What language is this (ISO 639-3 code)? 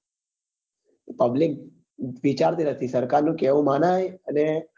guj